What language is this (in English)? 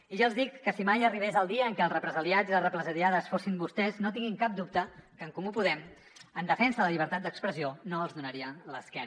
Catalan